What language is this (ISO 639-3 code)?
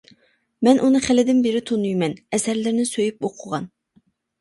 uig